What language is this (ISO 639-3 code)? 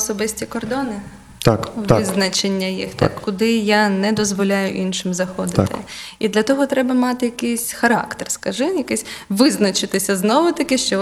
ukr